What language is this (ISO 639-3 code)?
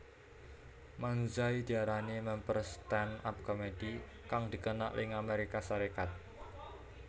jav